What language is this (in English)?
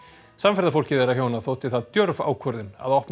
Icelandic